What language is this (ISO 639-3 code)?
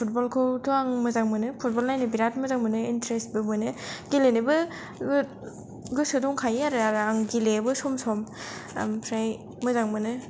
brx